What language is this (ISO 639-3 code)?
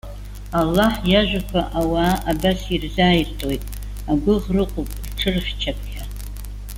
abk